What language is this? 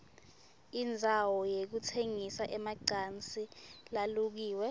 Swati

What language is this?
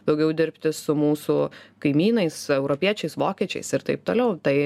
Lithuanian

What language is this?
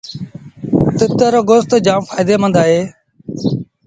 Sindhi Bhil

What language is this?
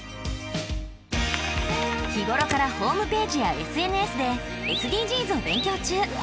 Japanese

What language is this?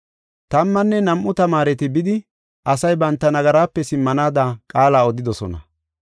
Gofa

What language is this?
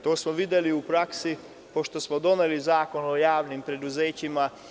Serbian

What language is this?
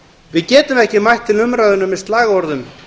Icelandic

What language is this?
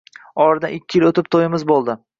Uzbek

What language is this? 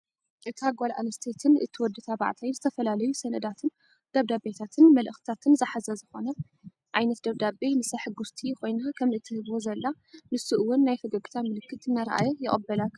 Tigrinya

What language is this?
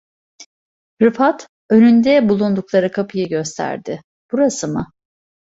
Turkish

